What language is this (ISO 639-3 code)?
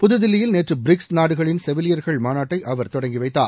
tam